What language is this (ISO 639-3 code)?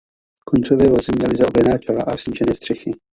ces